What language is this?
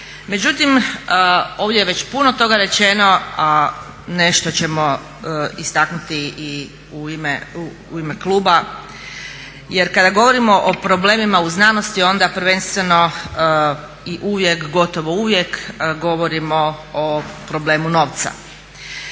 Croatian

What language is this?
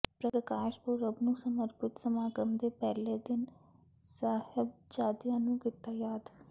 Punjabi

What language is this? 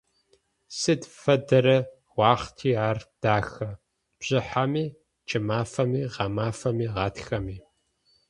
Adyghe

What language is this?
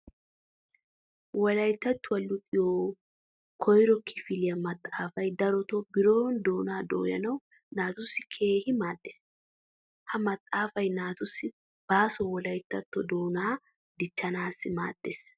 Wolaytta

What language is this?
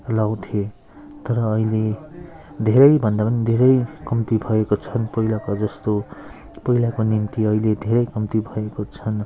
Nepali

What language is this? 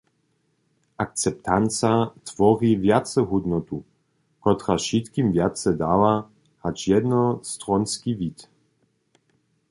Upper Sorbian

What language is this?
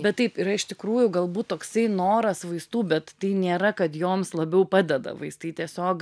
Lithuanian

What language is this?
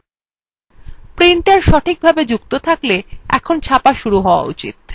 Bangla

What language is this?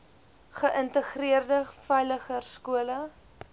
Afrikaans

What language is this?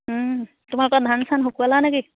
Assamese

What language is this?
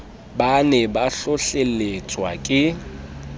Southern Sotho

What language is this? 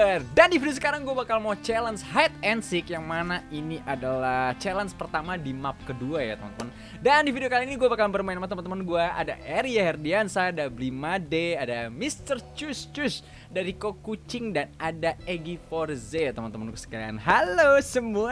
Indonesian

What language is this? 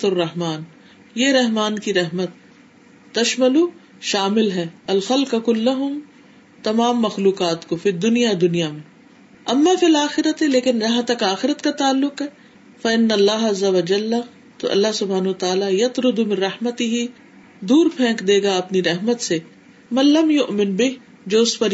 Urdu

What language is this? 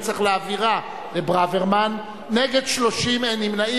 Hebrew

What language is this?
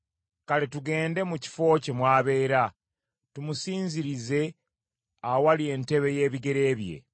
Ganda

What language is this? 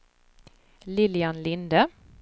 Swedish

